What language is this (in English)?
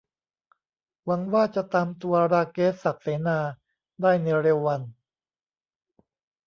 Thai